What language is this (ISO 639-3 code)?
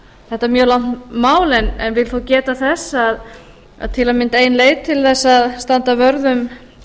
isl